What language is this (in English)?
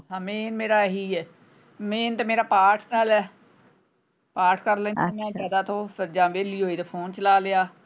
Punjabi